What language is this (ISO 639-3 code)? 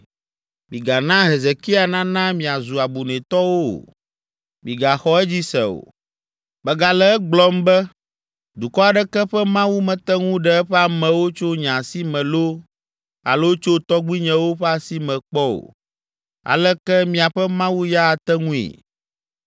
ewe